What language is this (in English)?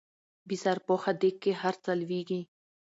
Pashto